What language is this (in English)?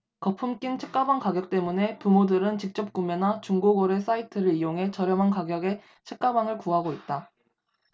Korean